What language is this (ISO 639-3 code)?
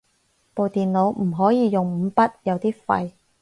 yue